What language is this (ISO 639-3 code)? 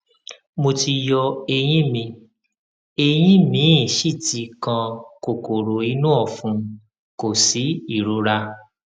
yor